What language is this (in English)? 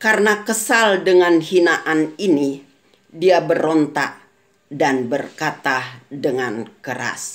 Indonesian